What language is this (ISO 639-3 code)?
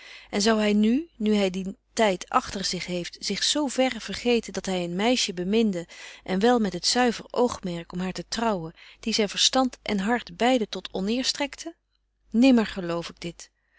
nld